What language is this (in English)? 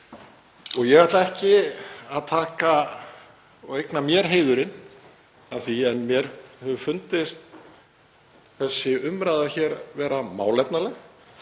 Icelandic